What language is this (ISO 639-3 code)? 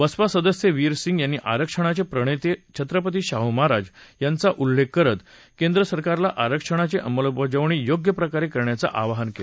mar